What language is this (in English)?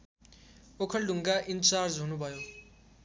Nepali